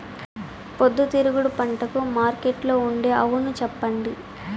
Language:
Telugu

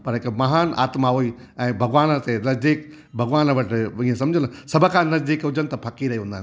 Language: Sindhi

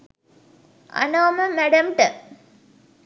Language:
Sinhala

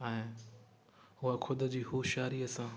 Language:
Sindhi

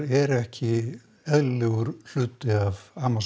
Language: Icelandic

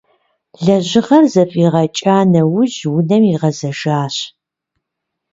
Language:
Kabardian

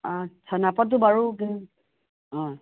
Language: Assamese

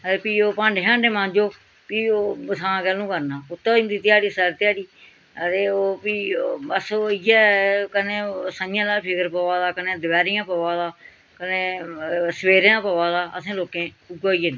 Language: Dogri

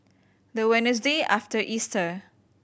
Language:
English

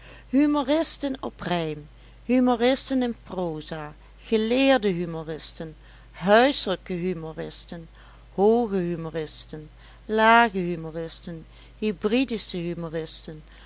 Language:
Dutch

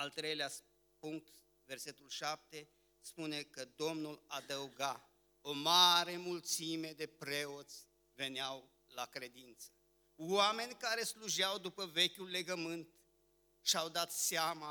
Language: Romanian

